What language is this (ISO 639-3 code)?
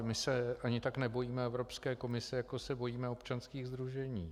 ces